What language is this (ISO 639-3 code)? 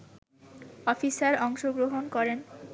ben